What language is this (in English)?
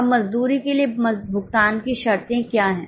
Hindi